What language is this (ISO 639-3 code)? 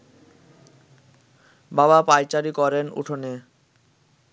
ben